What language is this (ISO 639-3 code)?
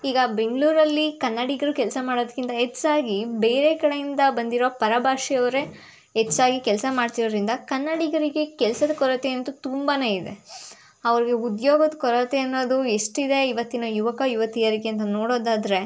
kan